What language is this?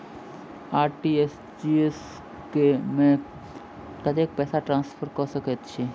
Maithili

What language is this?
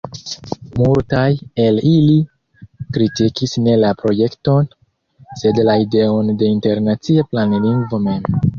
Esperanto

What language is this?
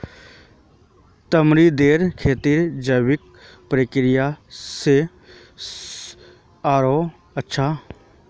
Magahi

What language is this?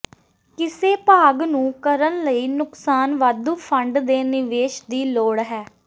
Punjabi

